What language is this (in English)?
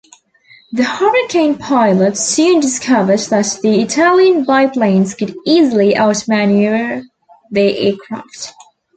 English